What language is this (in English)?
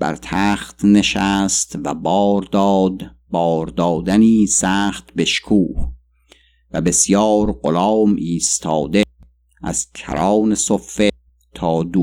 Persian